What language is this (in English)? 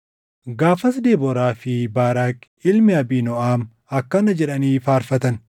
Oromo